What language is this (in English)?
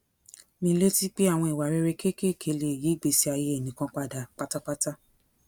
Yoruba